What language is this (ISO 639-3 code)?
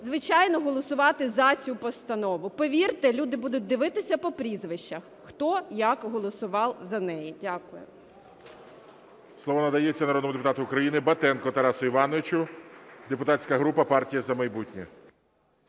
ukr